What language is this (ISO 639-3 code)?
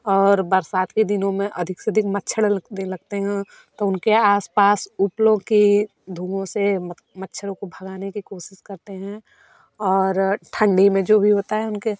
hin